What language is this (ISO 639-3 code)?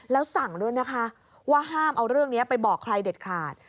tha